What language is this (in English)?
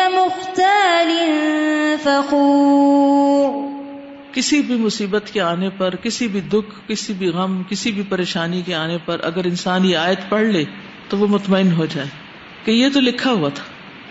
Urdu